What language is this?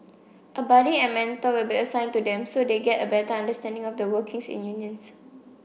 English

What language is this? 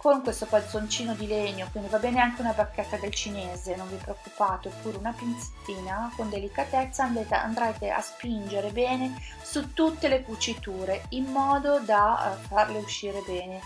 Italian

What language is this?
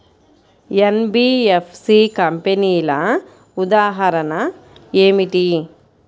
Telugu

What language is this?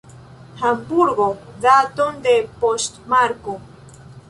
Esperanto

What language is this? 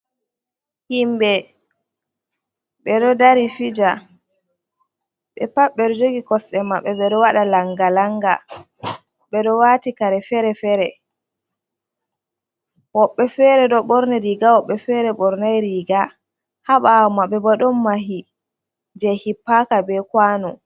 Fula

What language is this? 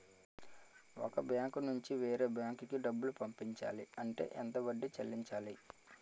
Telugu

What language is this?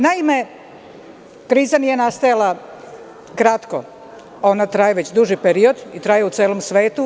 Serbian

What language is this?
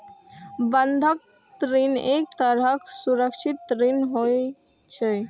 Maithili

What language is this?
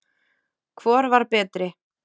Icelandic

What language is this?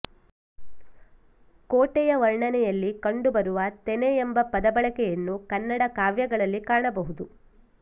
Kannada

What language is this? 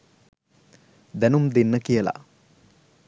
Sinhala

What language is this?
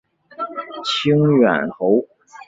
Chinese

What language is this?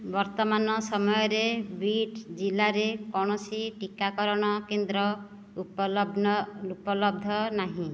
Odia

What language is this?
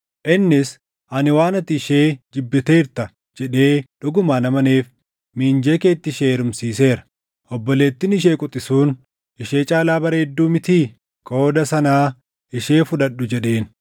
Oromo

